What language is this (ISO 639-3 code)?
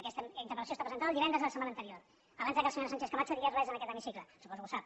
cat